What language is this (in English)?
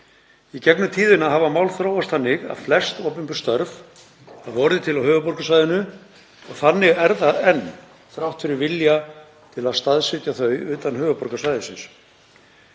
Icelandic